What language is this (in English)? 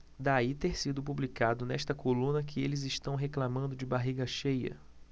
Portuguese